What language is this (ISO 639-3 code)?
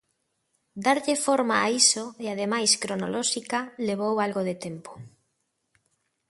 glg